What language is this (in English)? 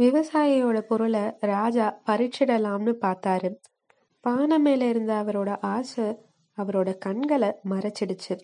Tamil